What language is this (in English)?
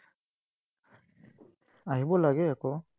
Assamese